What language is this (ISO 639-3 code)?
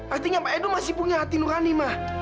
ind